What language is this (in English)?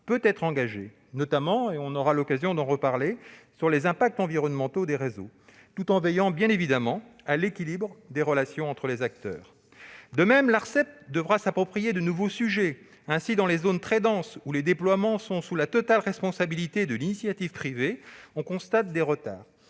French